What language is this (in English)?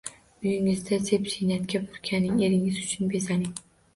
Uzbek